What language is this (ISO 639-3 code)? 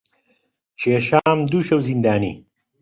ckb